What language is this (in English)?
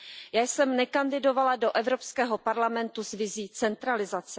Czech